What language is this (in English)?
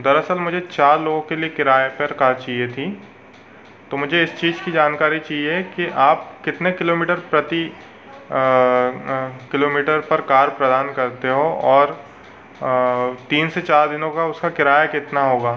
Hindi